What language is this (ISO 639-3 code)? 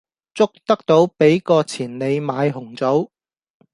yue